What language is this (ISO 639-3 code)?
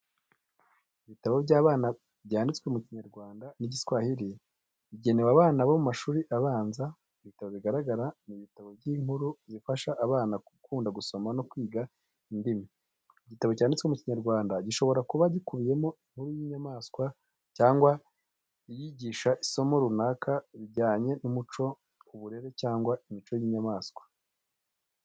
kin